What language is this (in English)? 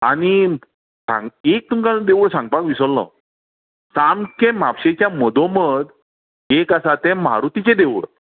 Konkani